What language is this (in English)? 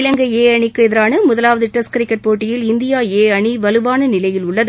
Tamil